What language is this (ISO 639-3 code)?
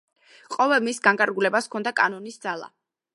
kat